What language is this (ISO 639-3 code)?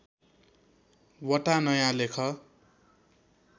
nep